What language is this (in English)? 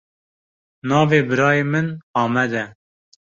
Kurdish